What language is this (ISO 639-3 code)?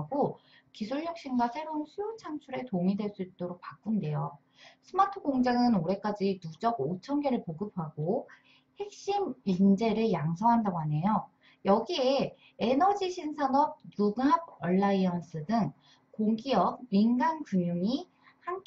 kor